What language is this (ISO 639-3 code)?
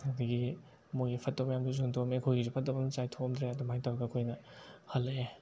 mni